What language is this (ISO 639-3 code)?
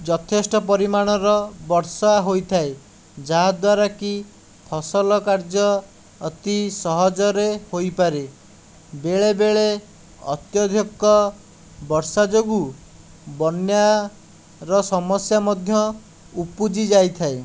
ori